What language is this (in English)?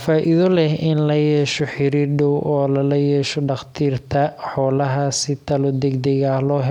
Somali